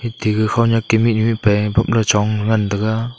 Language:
Wancho Naga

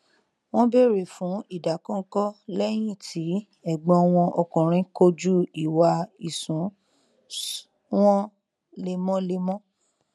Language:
Yoruba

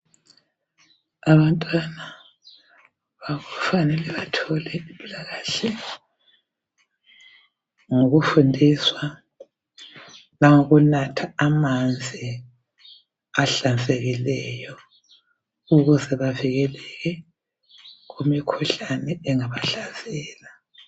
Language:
North Ndebele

